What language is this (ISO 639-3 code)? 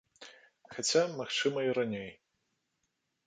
bel